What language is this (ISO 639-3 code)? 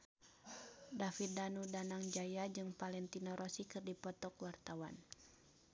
sun